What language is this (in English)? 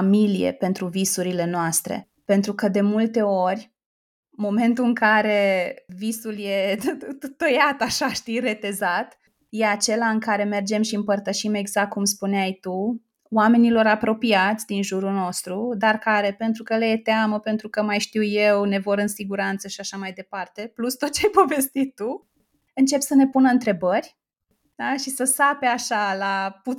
Romanian